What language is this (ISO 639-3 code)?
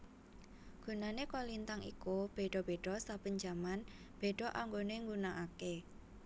jav